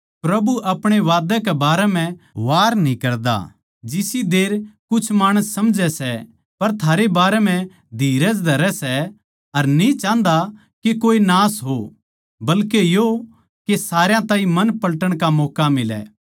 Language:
Haryanvi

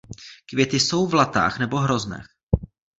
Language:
Czech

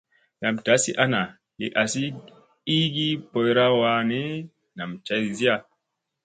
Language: Musey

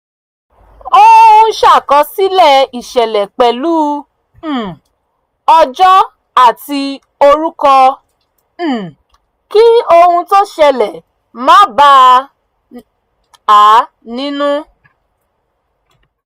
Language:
Yoruba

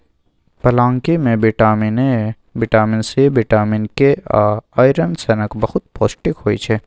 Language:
Maithili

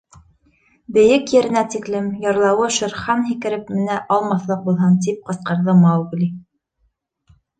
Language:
Bashkir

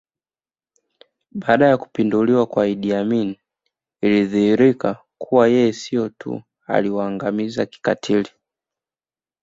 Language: Swahili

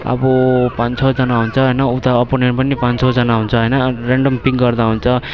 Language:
Nepali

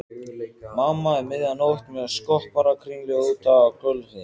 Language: Icelandic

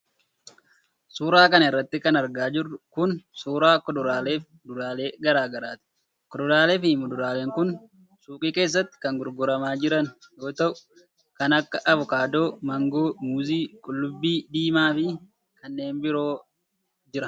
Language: Oromo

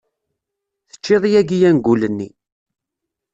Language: Kabyle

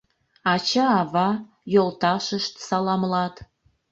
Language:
Mari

